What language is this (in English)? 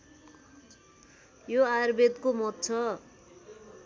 Nepali